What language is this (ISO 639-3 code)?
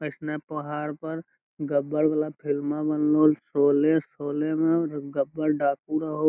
mag